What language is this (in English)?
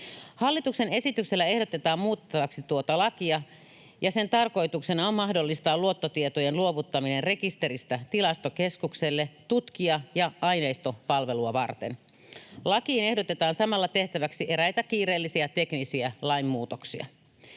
Finnish